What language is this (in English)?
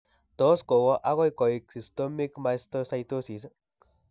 Kalenjin